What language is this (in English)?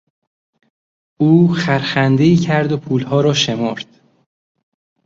Persian